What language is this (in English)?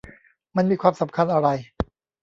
Thai